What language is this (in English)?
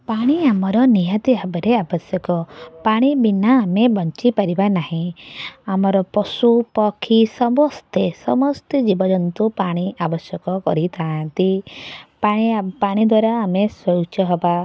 Odia